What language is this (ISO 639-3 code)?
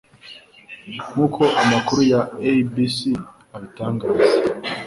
kin